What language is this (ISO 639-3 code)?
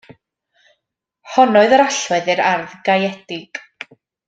cym